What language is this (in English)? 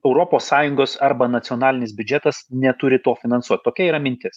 Lithuanian